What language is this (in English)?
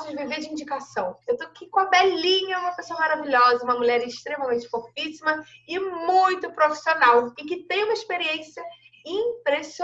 Portuguese